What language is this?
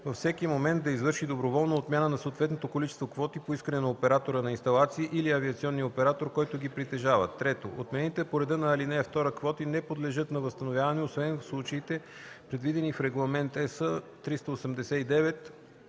Bulgarian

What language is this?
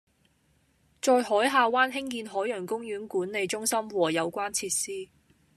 Cantonese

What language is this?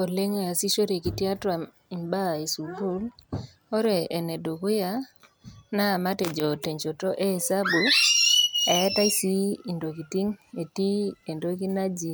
Masai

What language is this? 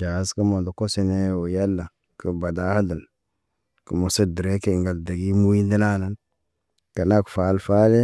Naba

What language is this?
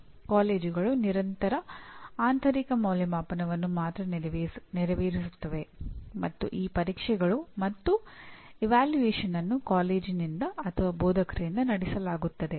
Kannada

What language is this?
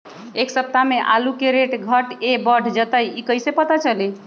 Magahi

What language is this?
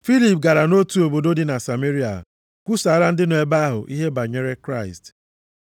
Igbo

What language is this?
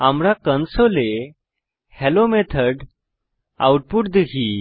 Bangla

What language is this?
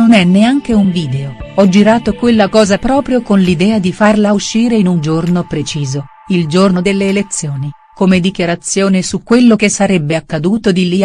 Italian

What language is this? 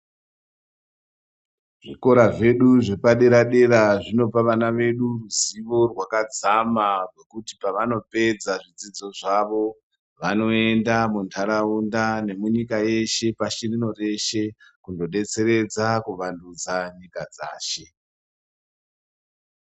Ndau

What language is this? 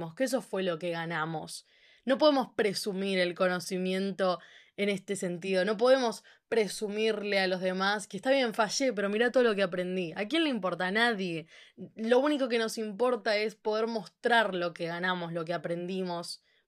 Spanish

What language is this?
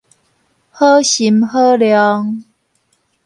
Min Nan Chinese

